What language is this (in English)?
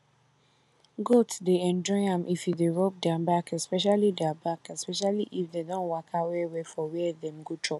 Nigerian Pidgin